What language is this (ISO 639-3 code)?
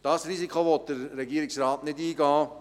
gsw